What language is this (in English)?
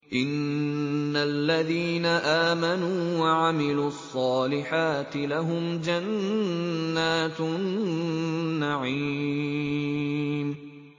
Arabic